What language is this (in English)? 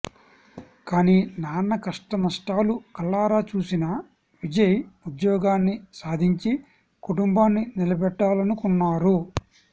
Telugu